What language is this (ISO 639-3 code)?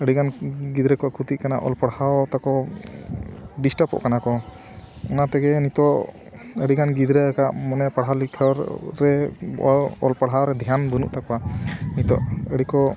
sat